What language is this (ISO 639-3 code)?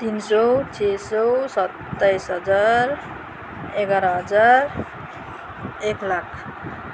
nep